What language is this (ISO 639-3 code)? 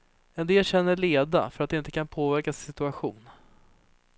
swe